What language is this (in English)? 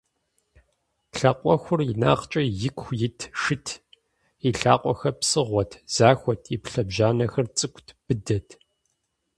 Kabardian